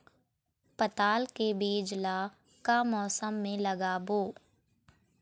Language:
Chhattisgarhi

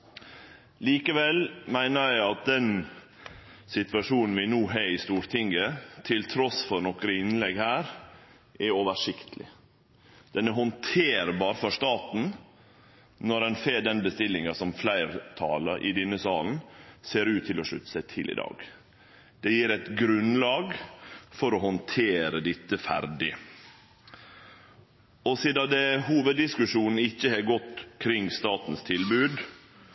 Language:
Norwegian Nynorsk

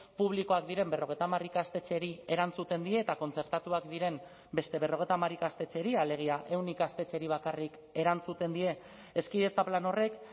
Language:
Basque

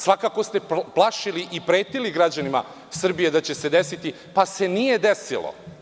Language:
Serbian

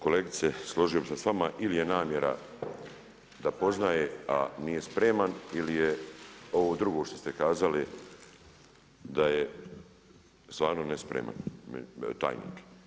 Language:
Croatian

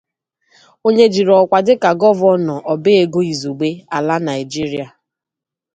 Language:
Igbo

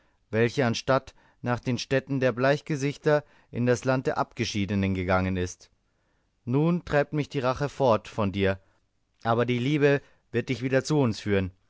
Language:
German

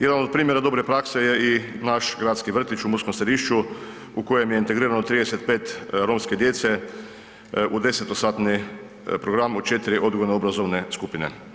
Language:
Croatian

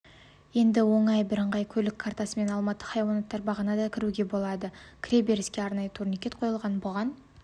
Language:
Kazakh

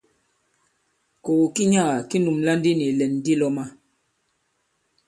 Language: Bankon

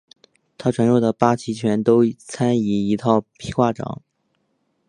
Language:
Chinese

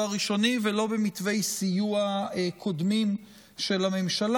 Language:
Hebrew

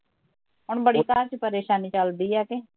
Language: Punjabi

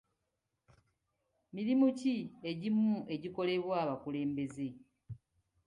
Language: Ganda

